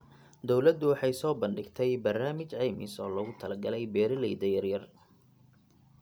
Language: Somali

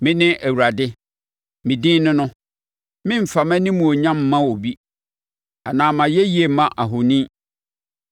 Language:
Akan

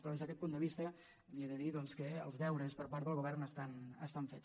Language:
Catalan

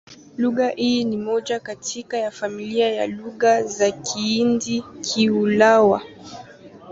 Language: Swahili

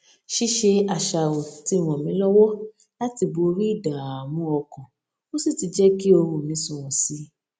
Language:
Yoruba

